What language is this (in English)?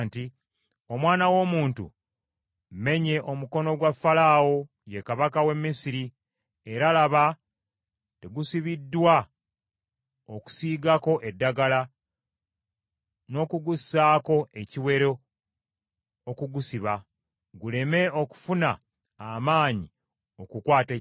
Ganda